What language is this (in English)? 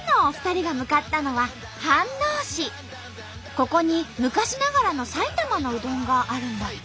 Japanese